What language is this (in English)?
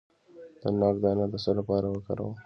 Pashto